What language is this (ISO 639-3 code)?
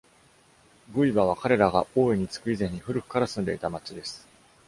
jpn